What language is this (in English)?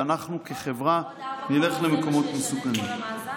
Hebrew